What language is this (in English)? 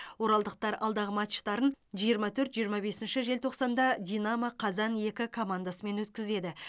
Kazakh